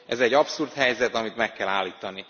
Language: Hungarian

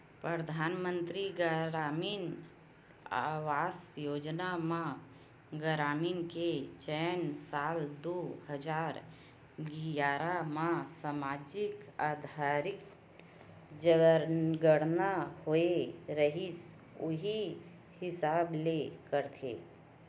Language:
Chhattisgarhi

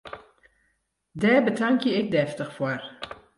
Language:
Western Frisian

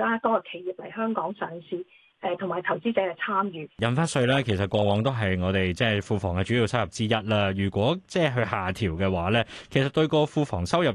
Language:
Chinese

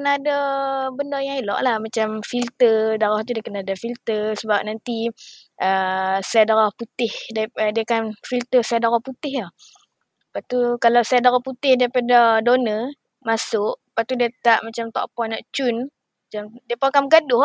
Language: Malay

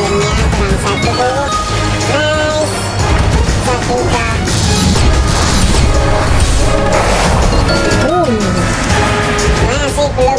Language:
Indonesian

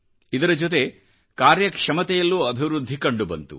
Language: Kannada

